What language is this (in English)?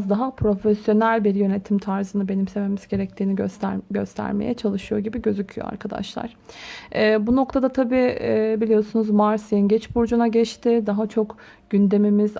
Turkish